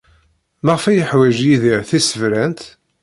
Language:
Kabyle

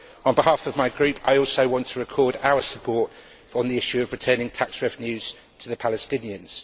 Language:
English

